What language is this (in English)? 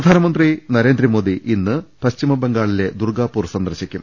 Malayalam